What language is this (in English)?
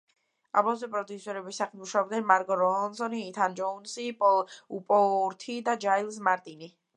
Georgian